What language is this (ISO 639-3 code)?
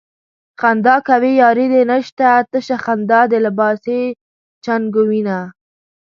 pus